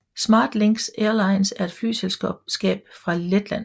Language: Danish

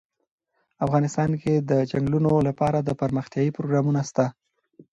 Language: Pashto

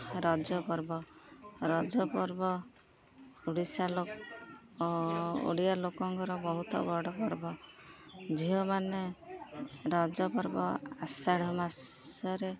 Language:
Odia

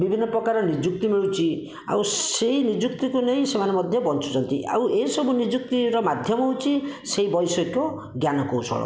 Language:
Odia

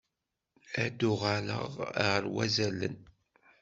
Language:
Kabyle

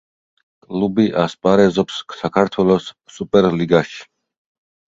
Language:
Georgian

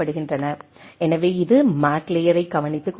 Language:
Tamil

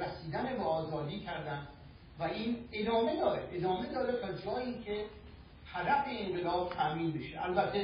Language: Persian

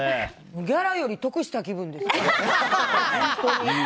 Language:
Japanese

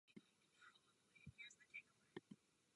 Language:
Czech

